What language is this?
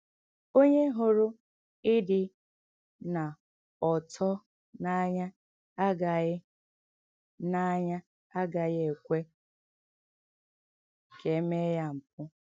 Igbo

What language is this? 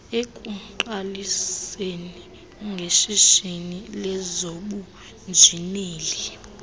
Xhosa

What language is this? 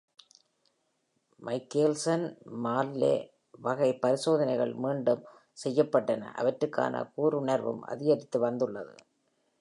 Tamil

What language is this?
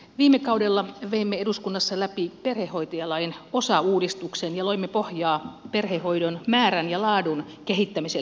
Finnish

